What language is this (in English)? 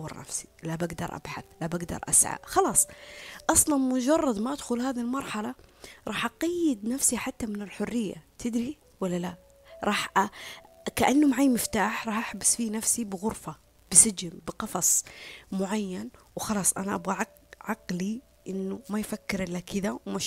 Arabic